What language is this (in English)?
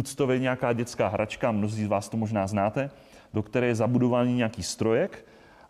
Czech